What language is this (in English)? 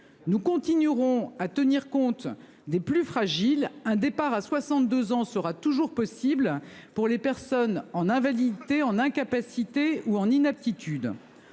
French